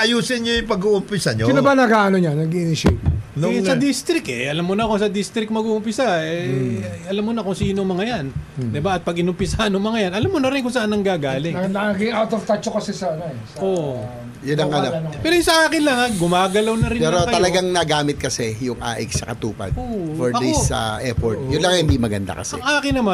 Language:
Filipino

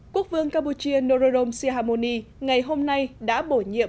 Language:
Vietnamese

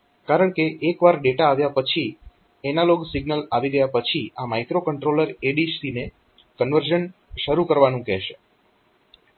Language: Gujarati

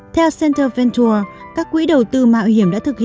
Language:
Vietnamese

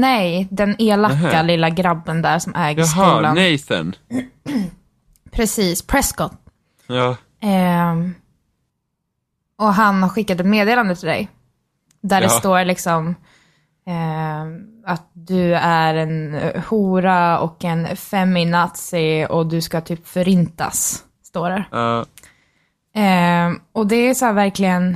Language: Swedish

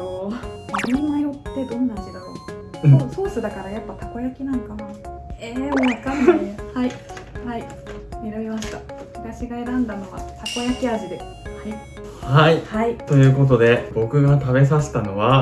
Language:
Japanese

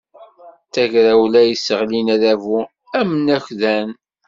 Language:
Kabyle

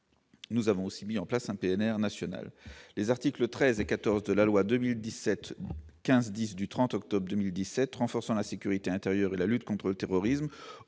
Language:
French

